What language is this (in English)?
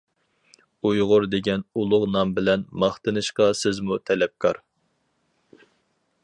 Uyghur